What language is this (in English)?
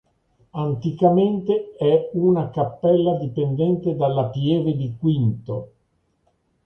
Italian